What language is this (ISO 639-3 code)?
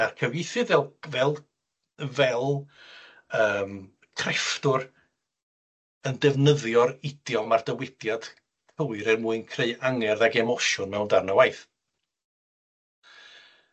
cym